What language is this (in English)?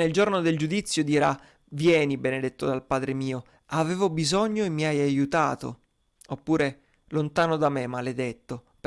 Italian